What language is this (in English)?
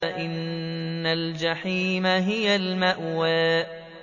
Arabic